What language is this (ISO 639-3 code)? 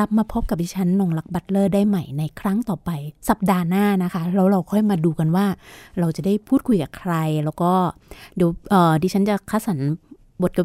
tha